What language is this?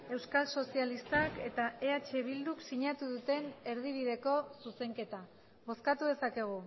Basque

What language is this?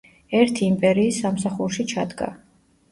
Georgian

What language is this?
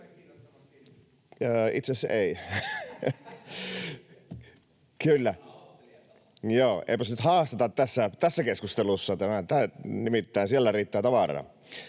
Finnish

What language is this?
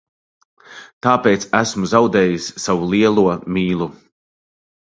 Latvian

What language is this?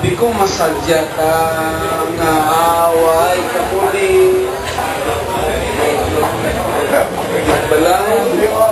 Greek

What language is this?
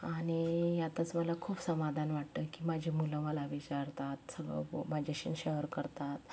Marathi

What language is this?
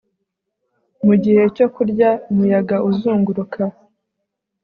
Kinyarwanda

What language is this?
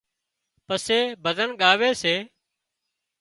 Wadiyara Koli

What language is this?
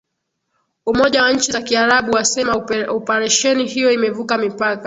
Swahili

